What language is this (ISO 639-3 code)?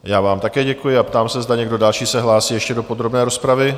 ces